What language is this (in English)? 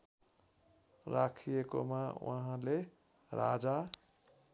Nepali